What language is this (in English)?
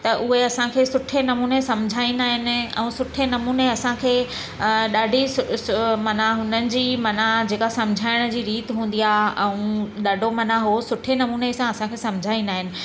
Sindhi